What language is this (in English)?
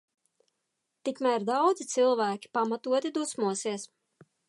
Latvian